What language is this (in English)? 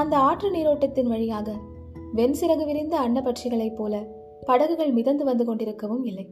Tamil